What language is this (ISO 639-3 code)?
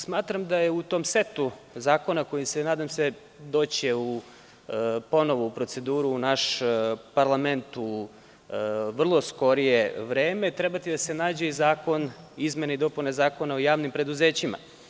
srp